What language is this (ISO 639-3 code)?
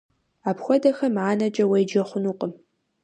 kbd